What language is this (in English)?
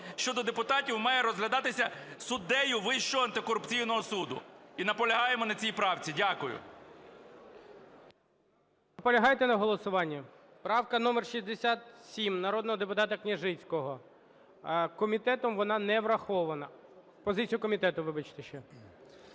Ukrainian